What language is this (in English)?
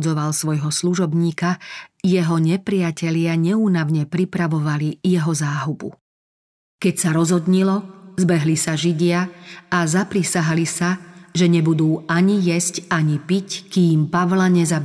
Slovak